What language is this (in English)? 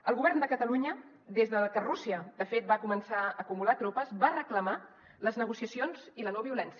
Catalan